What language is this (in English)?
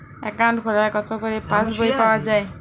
Bangla